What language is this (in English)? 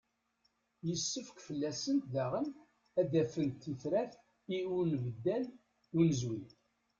Kabyle